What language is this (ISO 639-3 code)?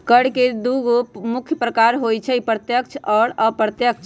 mag